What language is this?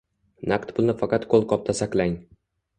Uzbek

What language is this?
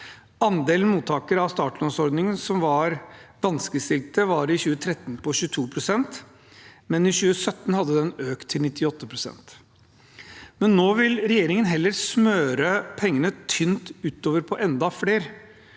Norwegian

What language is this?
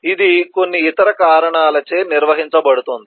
Telugu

